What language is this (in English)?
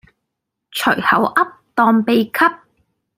Cantonese